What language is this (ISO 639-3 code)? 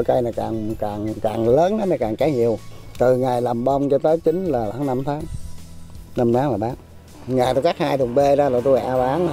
vie